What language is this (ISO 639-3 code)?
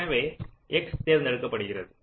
tam